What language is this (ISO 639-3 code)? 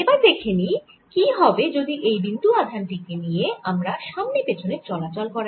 ben